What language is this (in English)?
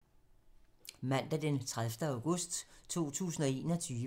Danish